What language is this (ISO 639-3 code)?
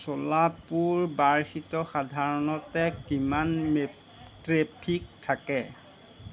asm